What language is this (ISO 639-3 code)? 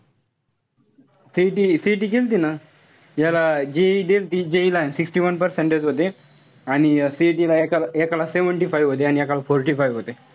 mar